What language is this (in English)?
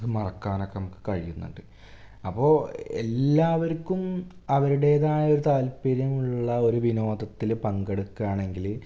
Malayalam